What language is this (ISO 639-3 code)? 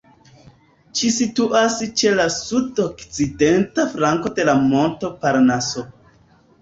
epo